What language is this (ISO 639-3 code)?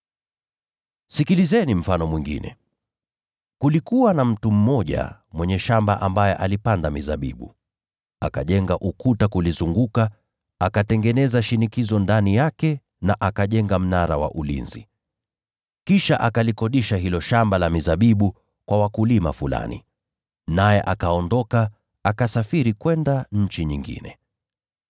swa